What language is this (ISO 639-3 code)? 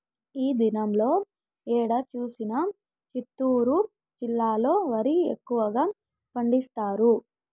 tel